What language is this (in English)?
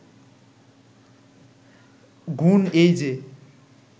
Bangla